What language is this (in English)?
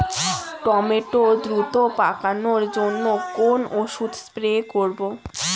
Bangla